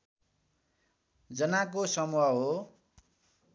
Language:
Nepali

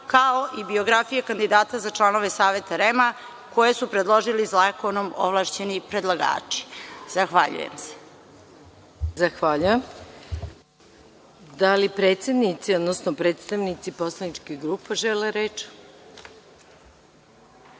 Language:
Serbian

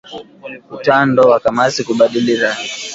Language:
Swahili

